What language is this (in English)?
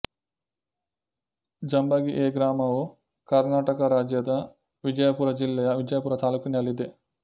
Kannada